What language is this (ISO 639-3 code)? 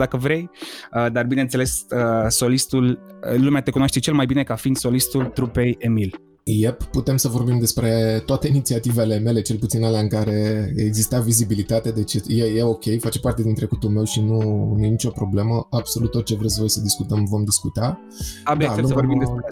ron